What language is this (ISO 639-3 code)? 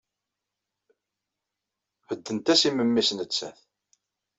kab